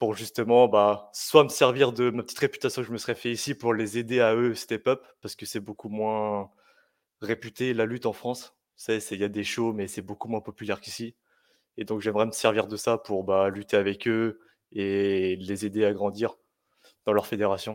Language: French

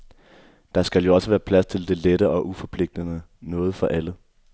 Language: Danish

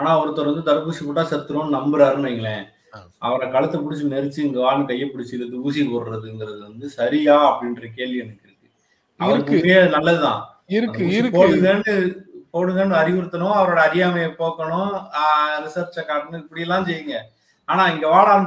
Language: Tamil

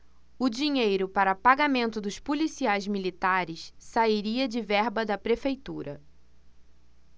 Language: Portuguese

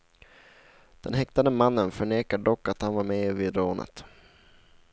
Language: Swedish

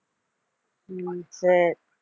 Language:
Tamil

